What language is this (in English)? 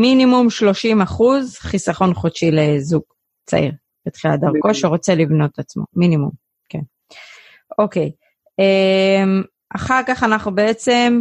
Hebrew